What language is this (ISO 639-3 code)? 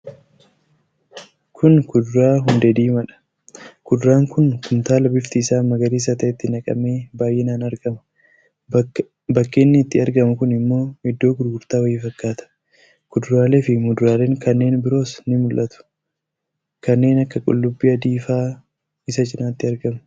orm